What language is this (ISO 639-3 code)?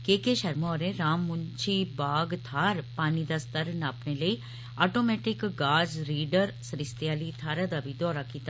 doi